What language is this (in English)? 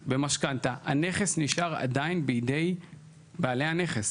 Hebrew